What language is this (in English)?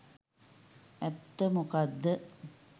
Sinhala